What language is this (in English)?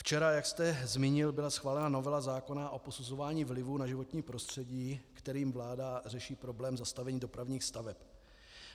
Czech